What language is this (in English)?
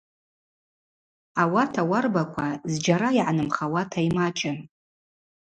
Abaza